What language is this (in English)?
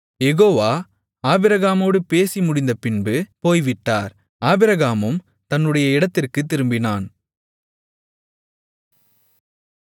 Tamil